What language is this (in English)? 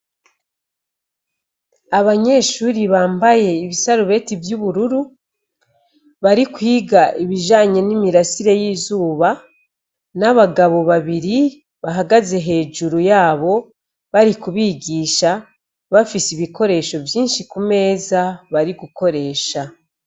Rundi